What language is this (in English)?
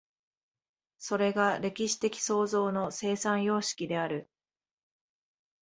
Japanese